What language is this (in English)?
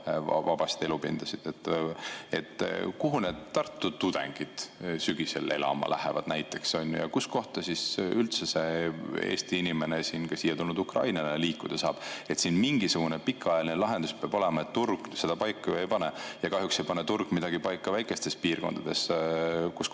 Estonian